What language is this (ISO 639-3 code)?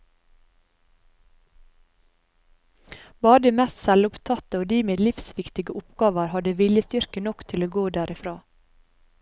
nor